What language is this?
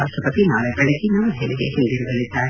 Kannada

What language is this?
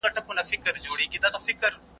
Pashto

